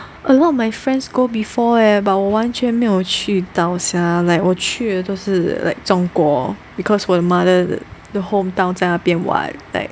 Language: English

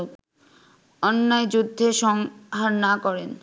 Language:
Bangla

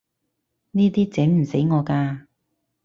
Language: Cantonese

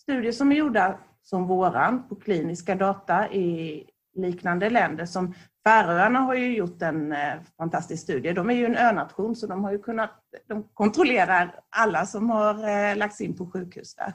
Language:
Swedish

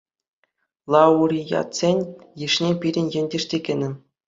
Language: Chuvash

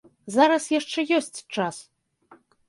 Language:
Belarusian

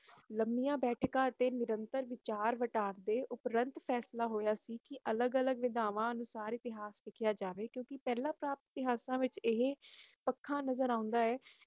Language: Punjabi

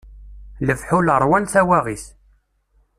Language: Kabyle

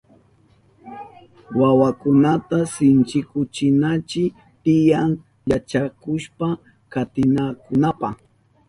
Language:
Southern Pastaza Quechua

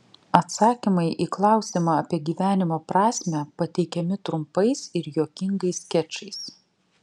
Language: Lithuanian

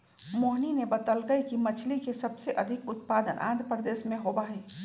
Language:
Magahi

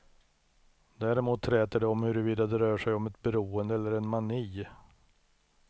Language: Swedish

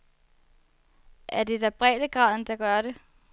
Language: Danish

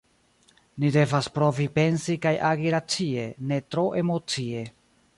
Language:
Esperanto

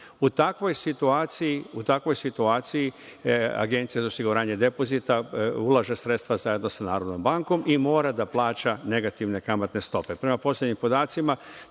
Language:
Serbian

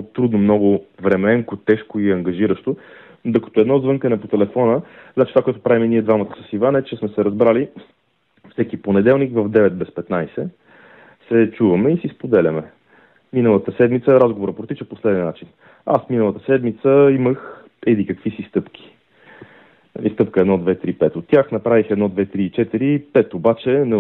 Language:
Bulgarian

